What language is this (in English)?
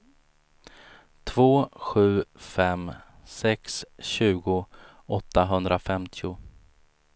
Swedish